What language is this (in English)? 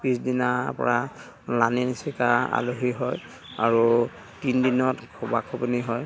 Assamese